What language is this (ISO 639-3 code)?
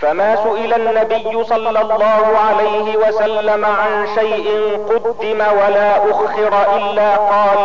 ara